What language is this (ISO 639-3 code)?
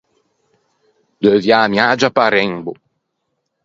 lij